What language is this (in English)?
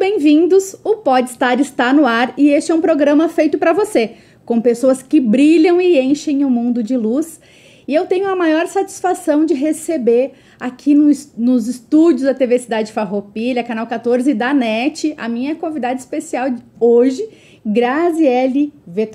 Portuguese